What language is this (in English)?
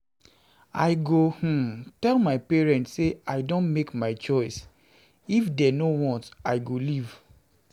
Nigerian Pidgin